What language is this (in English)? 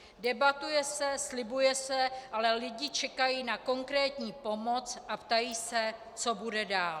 Czech